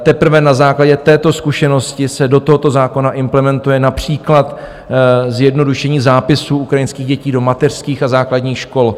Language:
Czech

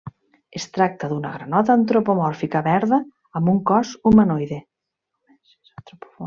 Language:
Catalan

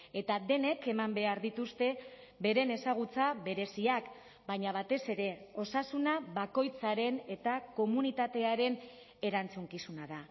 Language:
Basque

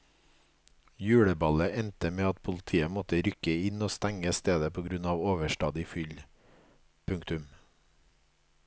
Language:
Norwegian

